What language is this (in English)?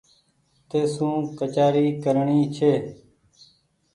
Goaria